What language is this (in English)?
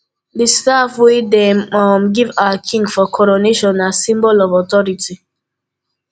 Nigerian Pidgin